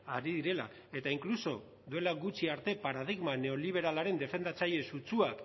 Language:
Basque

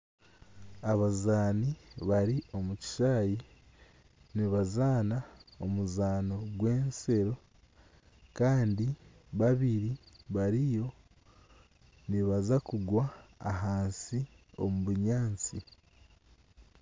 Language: Nyankole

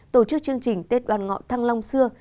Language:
Vietnamese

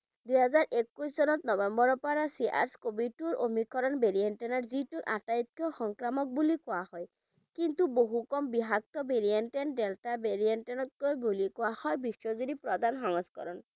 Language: Bangla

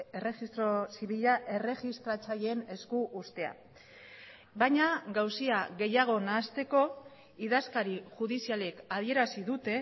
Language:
Basque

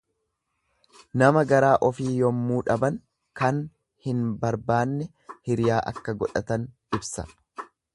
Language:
Oromo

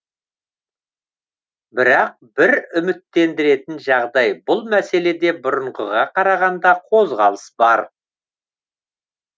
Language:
Kazakh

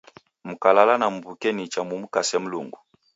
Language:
Taita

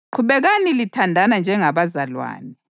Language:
North Ndebele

